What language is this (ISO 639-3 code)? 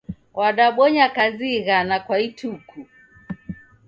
dav